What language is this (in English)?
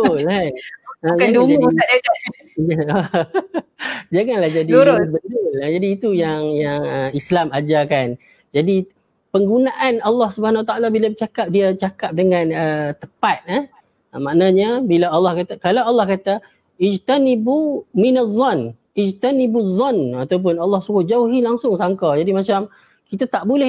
Malay